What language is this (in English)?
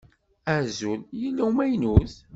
Kabyle